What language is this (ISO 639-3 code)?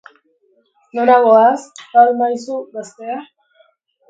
eus